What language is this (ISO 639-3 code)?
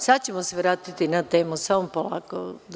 srp